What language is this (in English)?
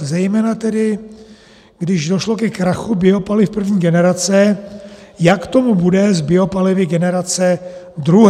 Czech